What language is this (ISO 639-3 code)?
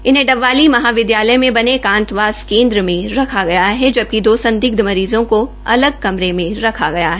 hin